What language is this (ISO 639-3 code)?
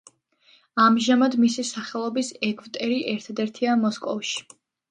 kat